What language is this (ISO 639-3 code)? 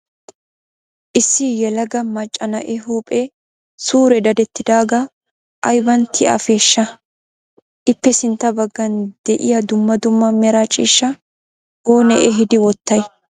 wal